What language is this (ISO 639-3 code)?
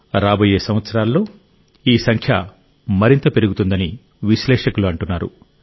tel